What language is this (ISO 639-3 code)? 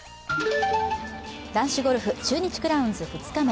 jpn